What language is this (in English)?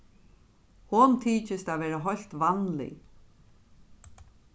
Faroese